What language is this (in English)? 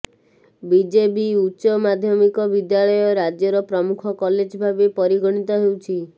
Odia